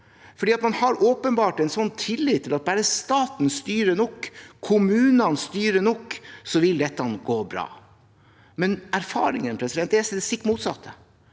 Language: Norwegian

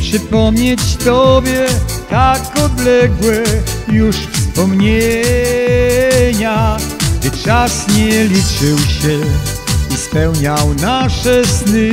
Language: Polish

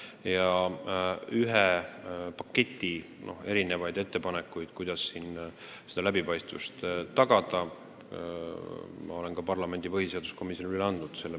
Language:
Estonian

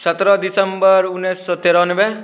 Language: Maithili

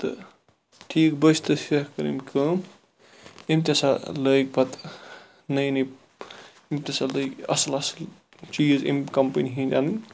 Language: Kashmiri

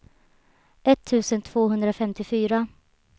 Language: Swedish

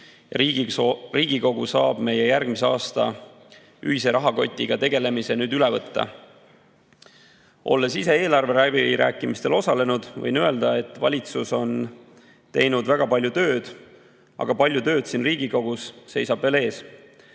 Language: Estonian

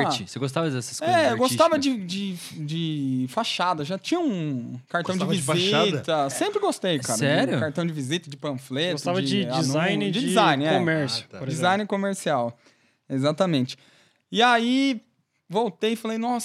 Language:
Portuguese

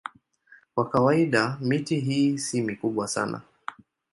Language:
Swahili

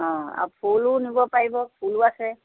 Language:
Assamese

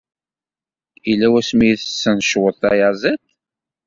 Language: Kabyle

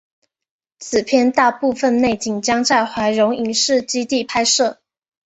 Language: Chinese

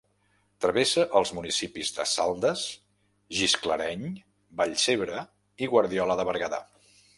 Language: Catalan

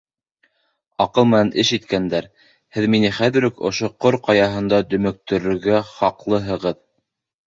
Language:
Bashkir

